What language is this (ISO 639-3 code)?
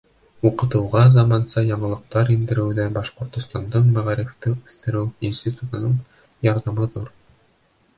bak